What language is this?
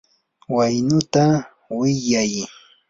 Yanahuanca Pasco Quechua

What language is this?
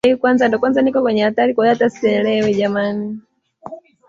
Swahili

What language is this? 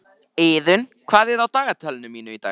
Icelandic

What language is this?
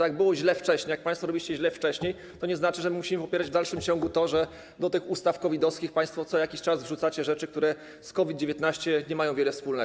Polish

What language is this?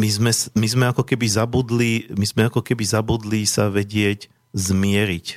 Slovak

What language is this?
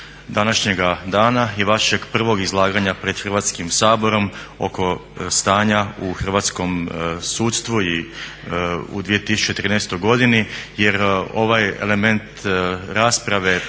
Croatian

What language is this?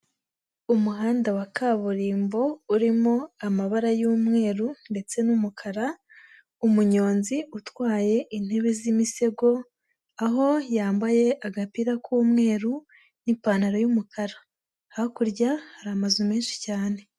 Kinyarwanda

